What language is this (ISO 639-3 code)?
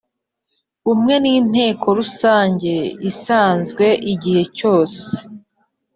kin